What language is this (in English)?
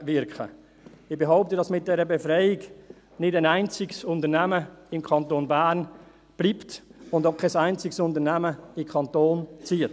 Swiss German